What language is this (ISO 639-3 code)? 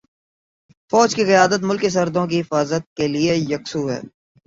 urd